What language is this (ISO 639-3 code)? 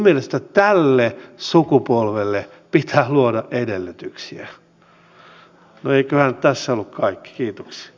fin